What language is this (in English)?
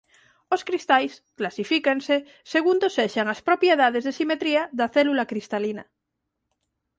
Galician